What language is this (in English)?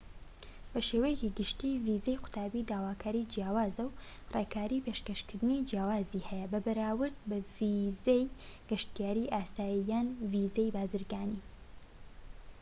Central Kurdish